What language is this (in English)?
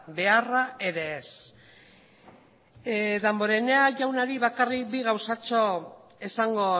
Basque